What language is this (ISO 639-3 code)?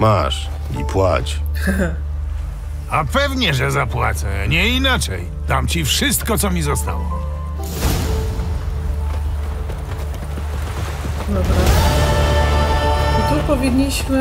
pol